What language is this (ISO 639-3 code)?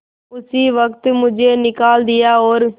hin